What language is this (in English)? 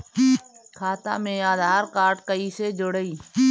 Bhojpuri